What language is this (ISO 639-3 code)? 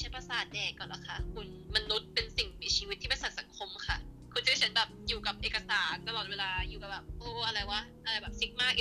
tha